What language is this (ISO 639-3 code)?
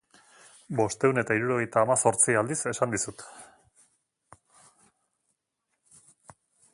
eus